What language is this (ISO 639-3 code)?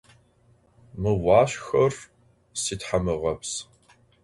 ady